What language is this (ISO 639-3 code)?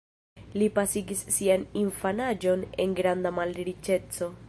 epo